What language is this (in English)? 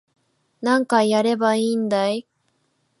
Japanese